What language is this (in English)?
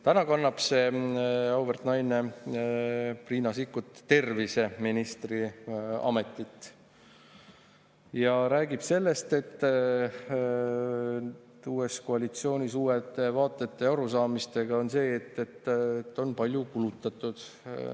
Estonian